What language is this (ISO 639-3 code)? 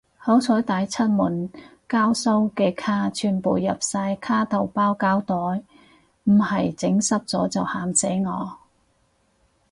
yue